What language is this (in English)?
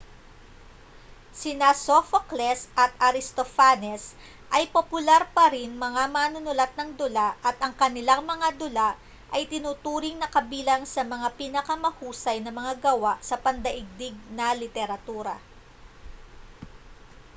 Filipino